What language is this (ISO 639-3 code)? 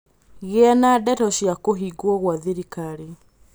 kik